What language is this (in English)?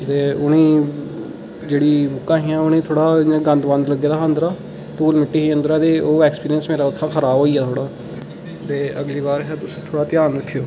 Dogri